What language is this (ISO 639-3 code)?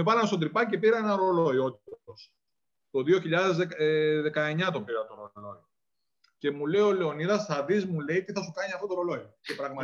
ell